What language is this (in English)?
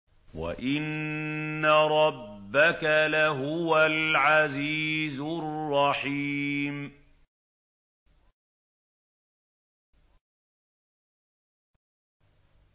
Arabic